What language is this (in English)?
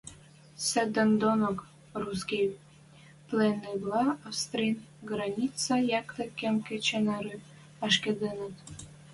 Western Mari